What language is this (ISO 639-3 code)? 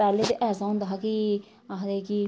doi